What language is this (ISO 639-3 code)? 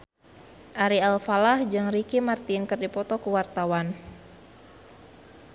sun